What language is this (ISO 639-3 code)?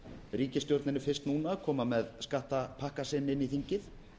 isl